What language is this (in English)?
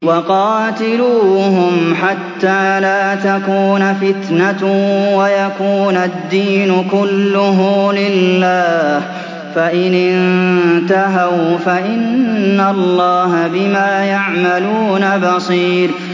Arabic